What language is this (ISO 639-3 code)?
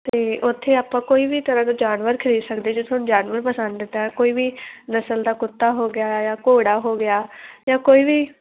pan